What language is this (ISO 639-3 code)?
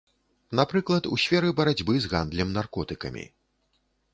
bel